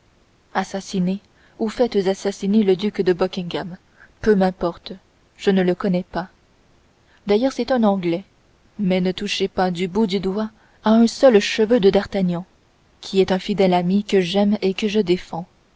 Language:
French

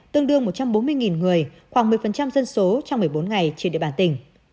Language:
Vietnamese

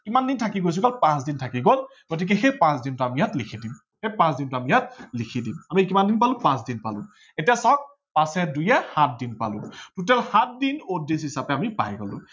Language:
Assamese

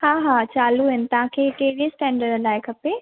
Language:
Sindhi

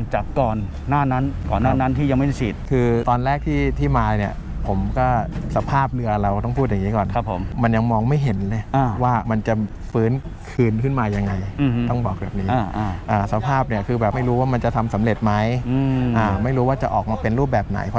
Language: Thai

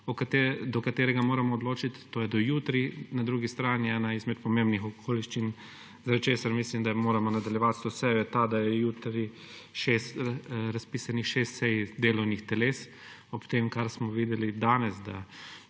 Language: Slovenian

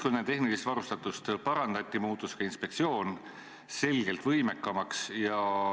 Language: Estonian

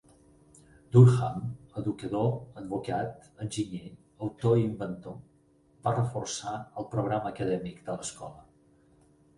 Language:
Catalan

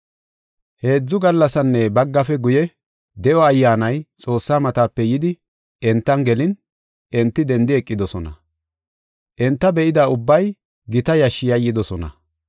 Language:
Gofa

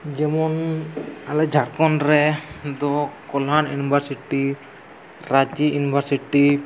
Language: Santali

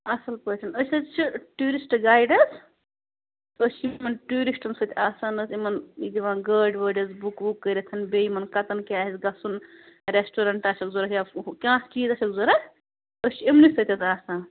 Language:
Kashmiri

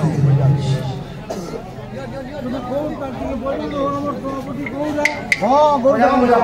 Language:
Arabic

